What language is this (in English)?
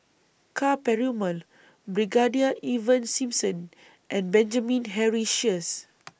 English